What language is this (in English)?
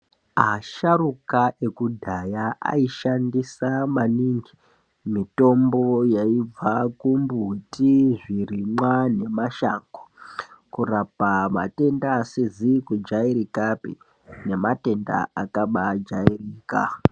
Ndau